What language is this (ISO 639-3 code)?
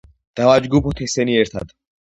kat